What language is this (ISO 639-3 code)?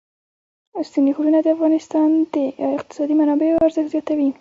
pus